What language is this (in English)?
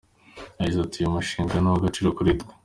Kinyarwanda